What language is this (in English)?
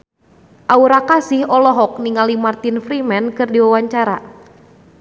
Sundanese